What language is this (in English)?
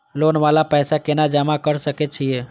Maithili